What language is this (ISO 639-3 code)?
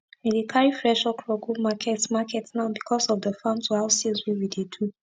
pcm